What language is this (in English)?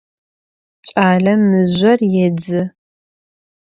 Adyghe